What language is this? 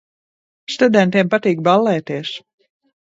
Latvian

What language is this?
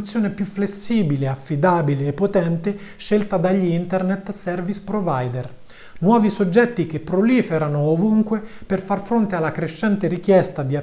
Italian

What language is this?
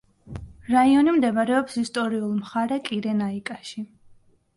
Georgian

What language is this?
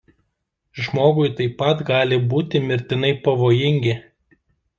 Lithuanian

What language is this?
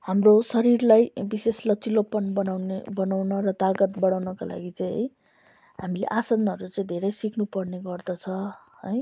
Nepali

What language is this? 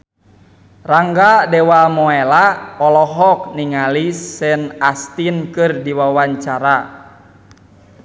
Sundanese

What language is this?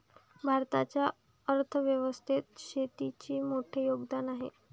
Marathi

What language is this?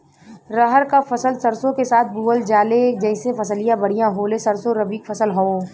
Bhojpuri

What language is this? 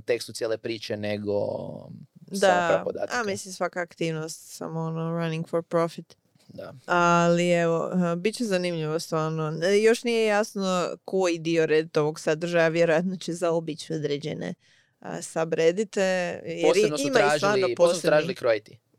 Croatian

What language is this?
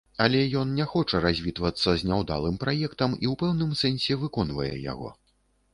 Belarusian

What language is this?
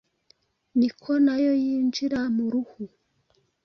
Kinyarwanda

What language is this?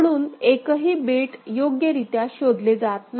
Marathi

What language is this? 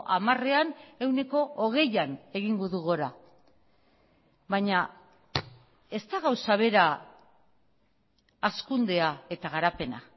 Basque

